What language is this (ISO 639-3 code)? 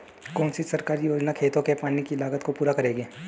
hin